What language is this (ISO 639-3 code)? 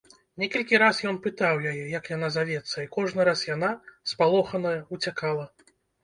bel